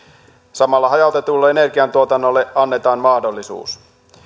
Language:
Finnish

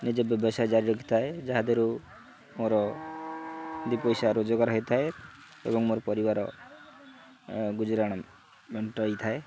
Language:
Odia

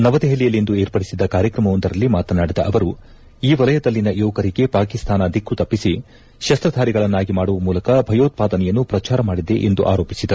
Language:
Kannada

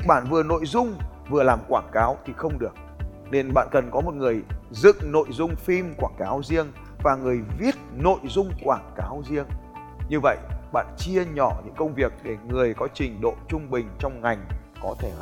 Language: Vietnamese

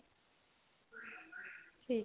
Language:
Punjabi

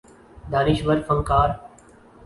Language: Urdu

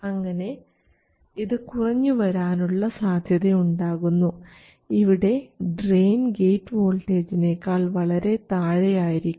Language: Malayalam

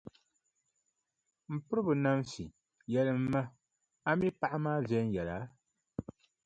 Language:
Dagbani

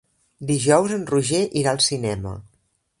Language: Catalan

